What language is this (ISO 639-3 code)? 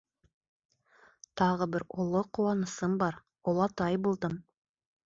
bak